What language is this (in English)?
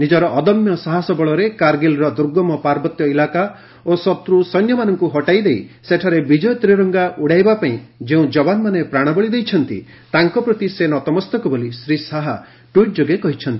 Odia